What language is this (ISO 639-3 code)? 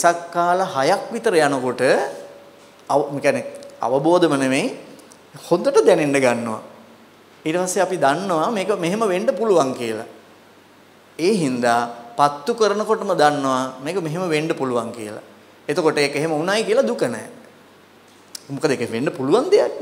vie